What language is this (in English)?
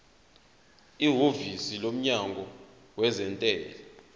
Zulu